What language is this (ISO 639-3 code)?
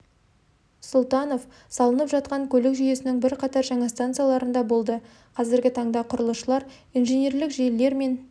kaz